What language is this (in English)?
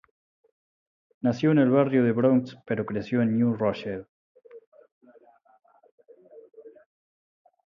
Spanish